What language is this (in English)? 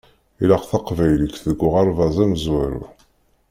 Kabyle